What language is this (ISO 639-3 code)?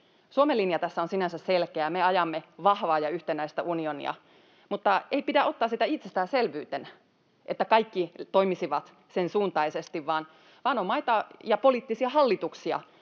fin